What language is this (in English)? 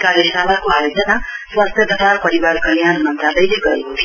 Nepali